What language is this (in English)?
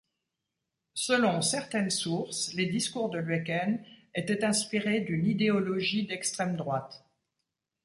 French